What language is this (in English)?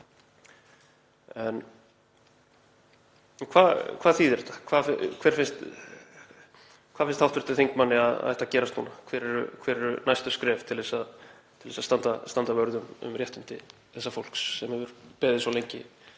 Icelandic